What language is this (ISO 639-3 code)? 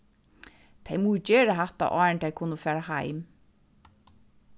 fao